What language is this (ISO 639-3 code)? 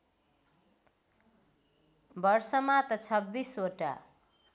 nep